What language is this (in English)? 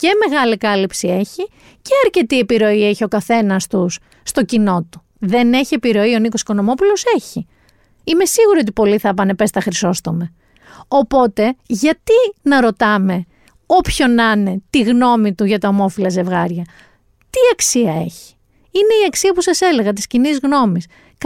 Greek